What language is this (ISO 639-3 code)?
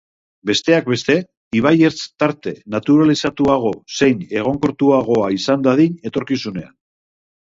eus